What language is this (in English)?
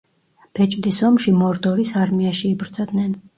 Georgian